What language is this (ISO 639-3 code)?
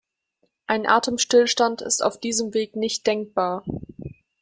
deu